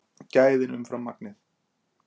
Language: Icelandic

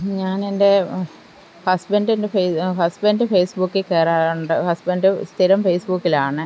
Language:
Malayalam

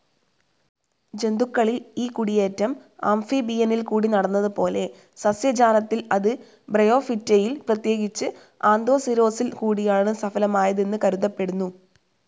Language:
Malayalam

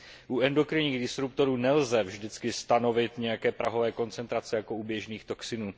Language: Czech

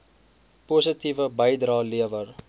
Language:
Afrikaans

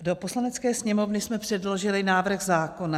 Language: Czech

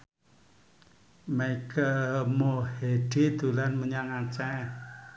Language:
Javanese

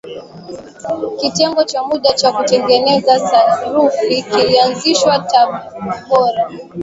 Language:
Swahili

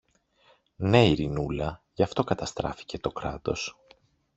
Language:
Greek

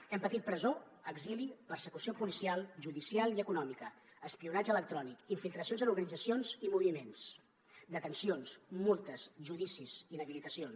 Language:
Catalan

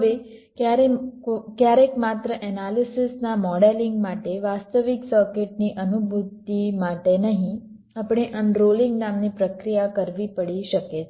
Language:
Gujarati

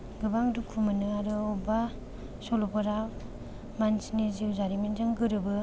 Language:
Bodo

